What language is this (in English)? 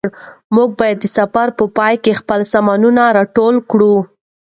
Pashto